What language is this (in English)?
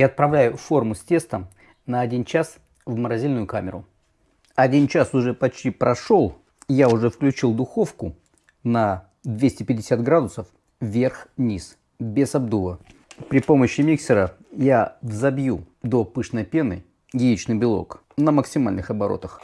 Russian